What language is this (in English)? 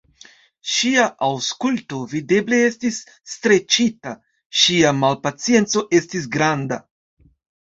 Esperanto